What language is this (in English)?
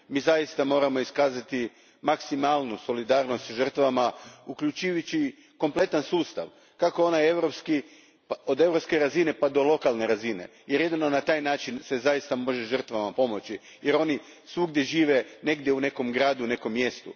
Croatian